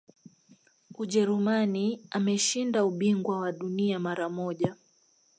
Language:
Swahili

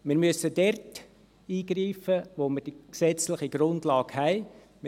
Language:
Swiss German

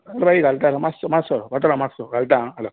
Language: Konkani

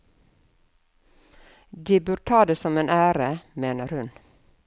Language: Norwegian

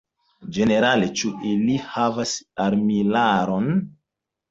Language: Esperanto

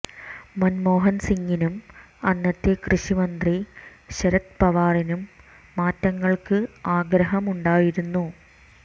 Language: Malayalam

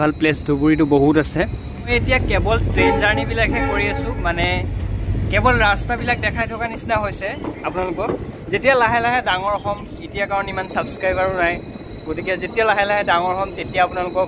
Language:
English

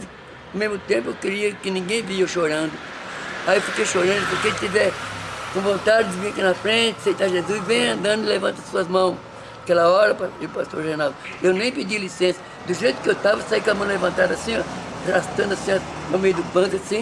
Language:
Portuguese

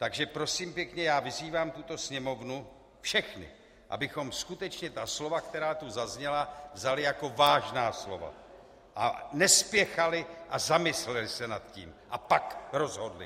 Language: Czech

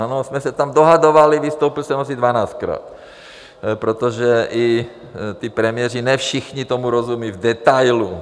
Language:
Czech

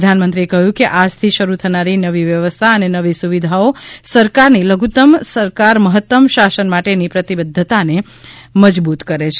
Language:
Gujarati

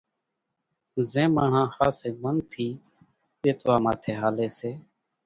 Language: Kachi Koli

